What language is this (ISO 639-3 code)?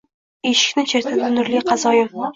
uzb